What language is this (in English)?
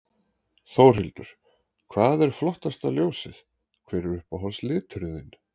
Icelandic